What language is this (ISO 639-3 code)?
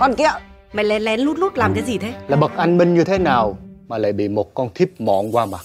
vie